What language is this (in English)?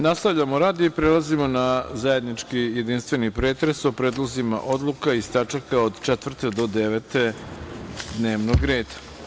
Serbian